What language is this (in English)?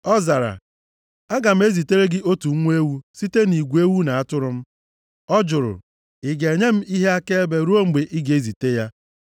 Igbo